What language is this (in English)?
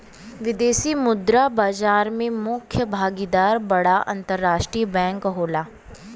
Bhojpuri